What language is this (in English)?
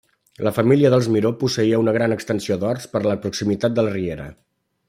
Catalan